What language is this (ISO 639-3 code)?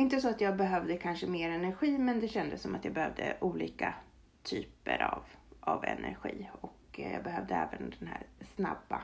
swe